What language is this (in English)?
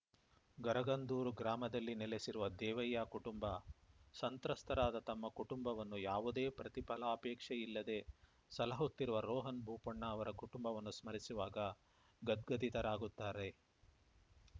Kannada